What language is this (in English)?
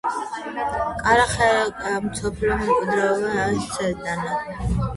Georgian